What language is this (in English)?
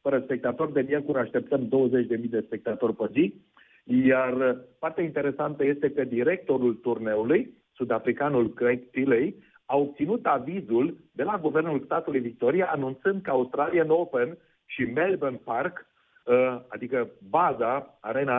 Romanian